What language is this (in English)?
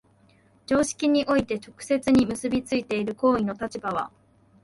Japanese